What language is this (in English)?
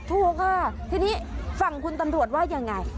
Thai